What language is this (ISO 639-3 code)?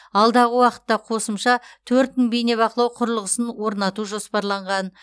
kaz